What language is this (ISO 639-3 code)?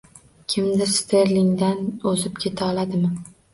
uzb